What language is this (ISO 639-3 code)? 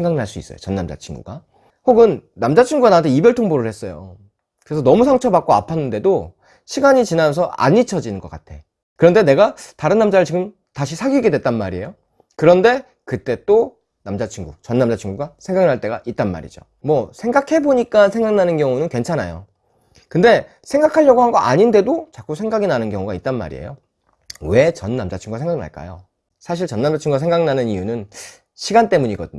kor